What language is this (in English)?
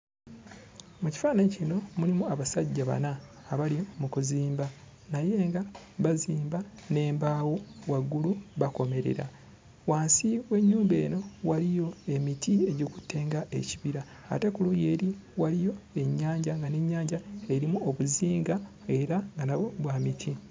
Ganda